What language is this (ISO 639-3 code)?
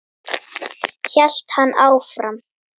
isl